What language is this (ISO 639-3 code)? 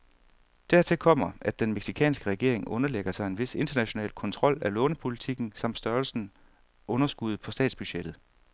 dan